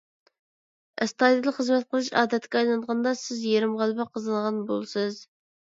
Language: Uyghur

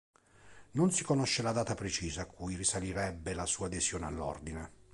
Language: Italian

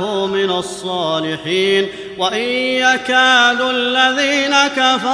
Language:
Arabic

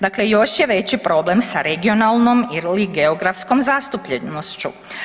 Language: Croatian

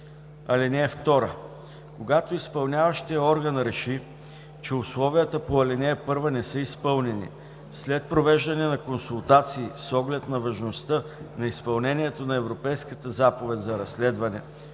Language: Bulgarian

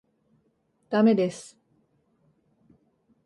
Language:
Japanese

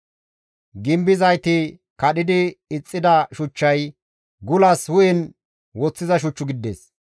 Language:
Gamo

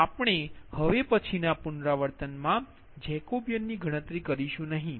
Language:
Gujarati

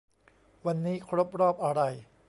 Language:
Thai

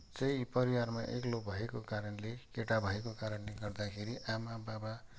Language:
Nepali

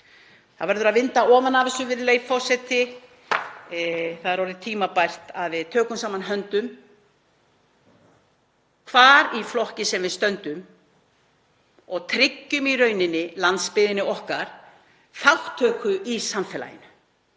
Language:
Icelandic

